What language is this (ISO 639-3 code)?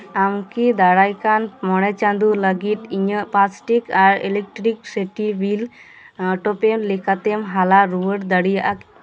sat